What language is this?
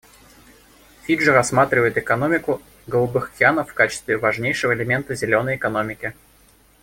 Russian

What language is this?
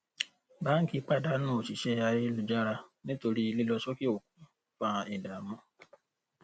Yoruba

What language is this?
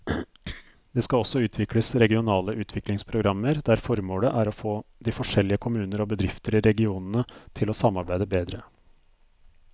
Norwegian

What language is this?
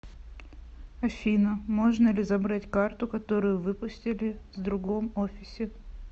Russian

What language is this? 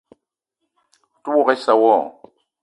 Eton (Cameroon)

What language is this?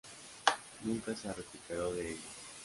Spanish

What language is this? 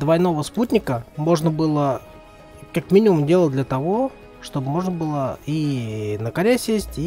Russian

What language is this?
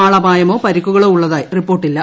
Malayalam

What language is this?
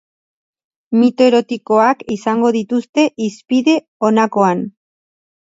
Basque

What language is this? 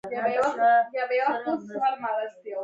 Pashto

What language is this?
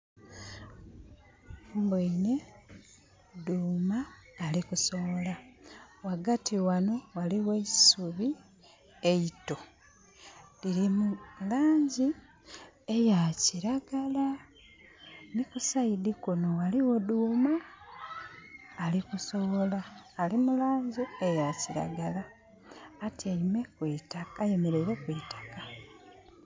Soga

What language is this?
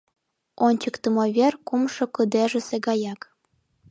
Mari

